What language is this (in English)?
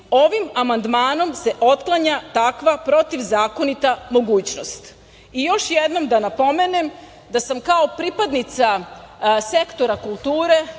Serbian